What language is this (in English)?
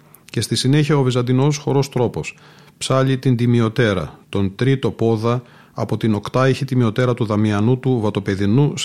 Greek